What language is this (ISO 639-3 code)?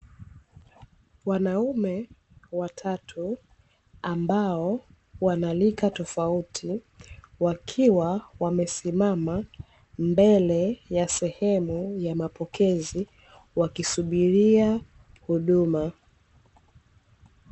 swa